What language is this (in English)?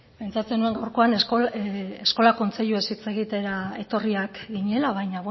Basque